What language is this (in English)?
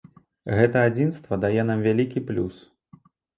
Belarusian